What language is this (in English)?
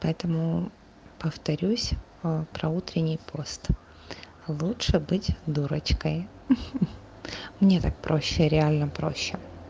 Russian